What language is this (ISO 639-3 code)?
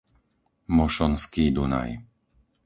slk